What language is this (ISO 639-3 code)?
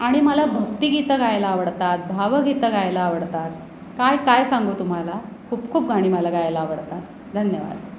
mar